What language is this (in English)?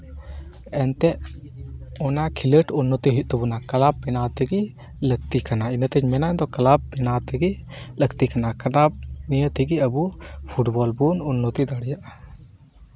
Santali